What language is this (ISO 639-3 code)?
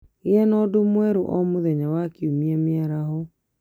kik